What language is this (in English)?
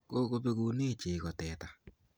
Kalenjin